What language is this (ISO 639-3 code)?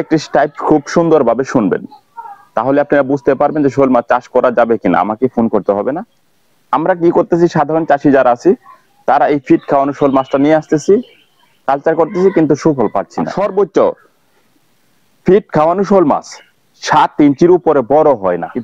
tha